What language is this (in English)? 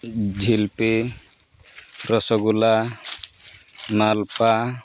Santali